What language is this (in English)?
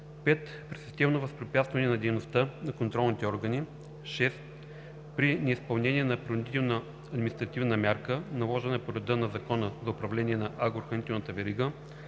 Bulgarian